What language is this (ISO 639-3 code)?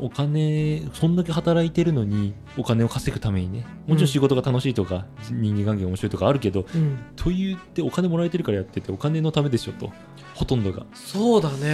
jpn